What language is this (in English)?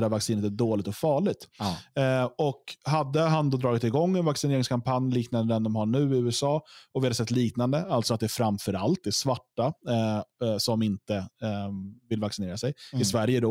Swedish